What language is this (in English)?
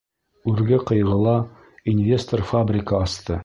Bashkir